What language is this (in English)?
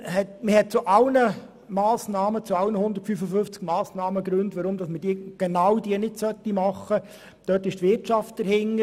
Swiss German